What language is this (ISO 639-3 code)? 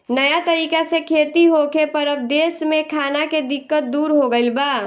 bho